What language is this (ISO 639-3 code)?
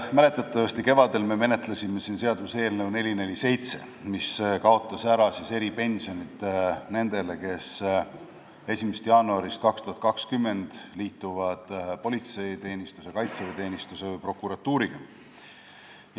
est